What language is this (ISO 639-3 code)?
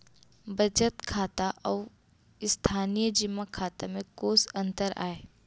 hne